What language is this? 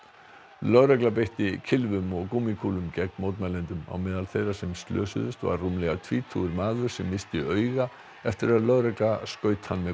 Icelandic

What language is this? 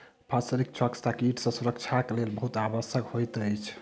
Maithili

